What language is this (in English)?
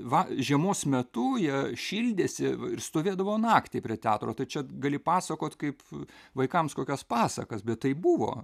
Lithuanian